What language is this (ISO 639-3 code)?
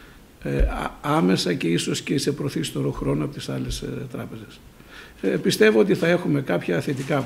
ell